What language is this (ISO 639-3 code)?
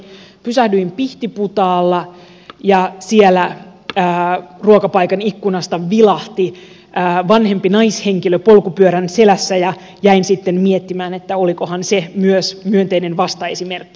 fin